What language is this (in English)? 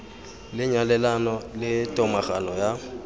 Tswana